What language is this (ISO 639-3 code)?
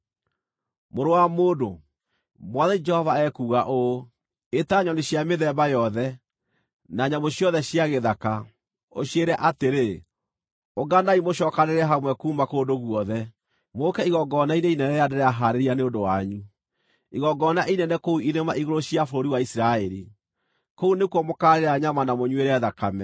kik